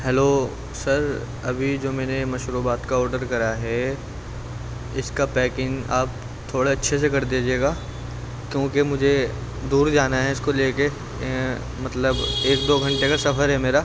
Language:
Urdu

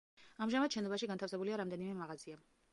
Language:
Georgian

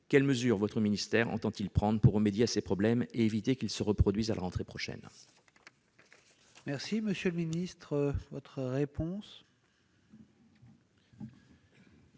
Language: French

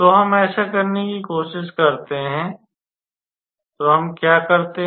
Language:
Hindi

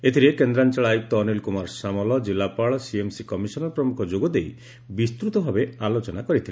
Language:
Odia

